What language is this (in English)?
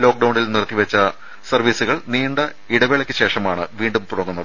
Malayalam